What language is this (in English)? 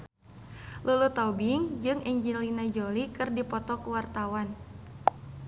Sundanese